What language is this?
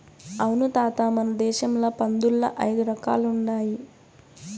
Telugu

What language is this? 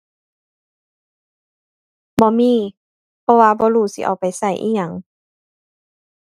Thai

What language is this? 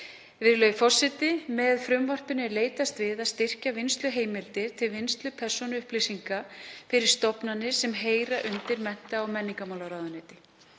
Icelandic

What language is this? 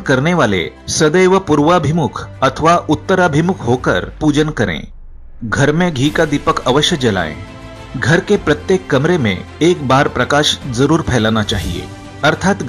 Hindi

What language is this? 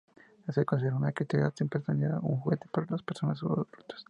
Spanish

